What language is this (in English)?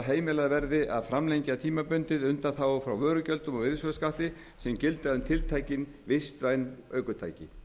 Icelandic